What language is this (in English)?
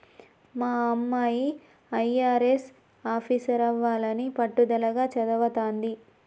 Telugu